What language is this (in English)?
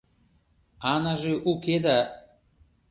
Mari